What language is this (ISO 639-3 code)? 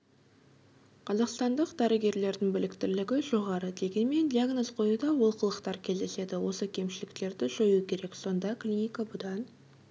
kaz